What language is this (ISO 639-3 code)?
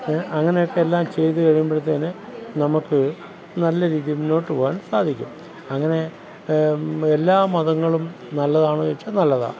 mal